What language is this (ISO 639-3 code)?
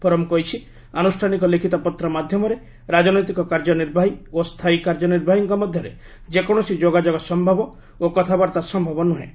ori